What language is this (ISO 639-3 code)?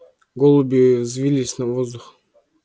rus